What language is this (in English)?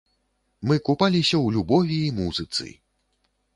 Belarusian